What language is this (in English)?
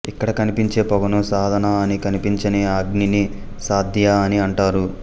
Telugu